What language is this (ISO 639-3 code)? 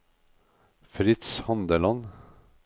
nor